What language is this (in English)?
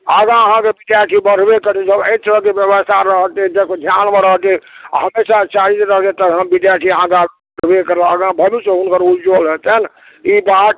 Maithili